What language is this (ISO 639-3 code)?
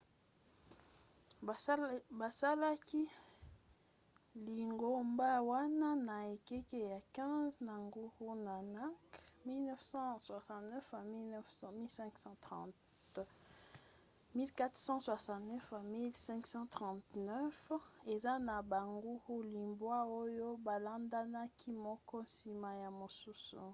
lin